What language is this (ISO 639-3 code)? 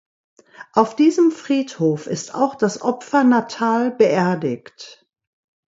deu